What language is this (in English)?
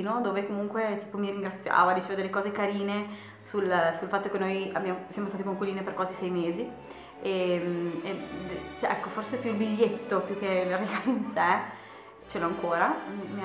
Italian